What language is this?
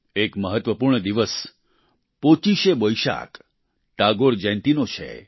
Gujarati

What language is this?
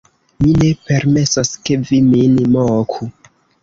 Esperanto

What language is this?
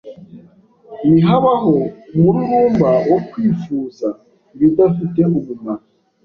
Kinyarwanda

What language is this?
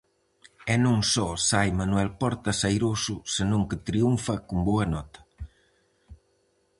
Galician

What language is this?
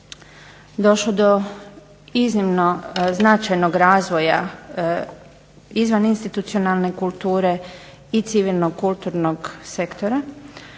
Croatian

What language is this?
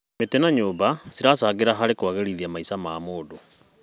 Kikuyu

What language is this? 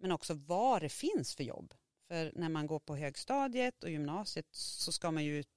Swedish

